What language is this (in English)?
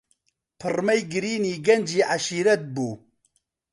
Central Kurdish